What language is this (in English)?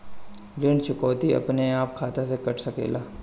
Bhojpuri